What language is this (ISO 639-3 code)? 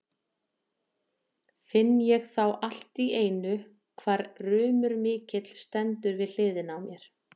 isl